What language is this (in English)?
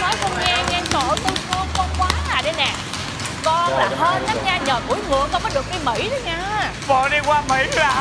Vietnamese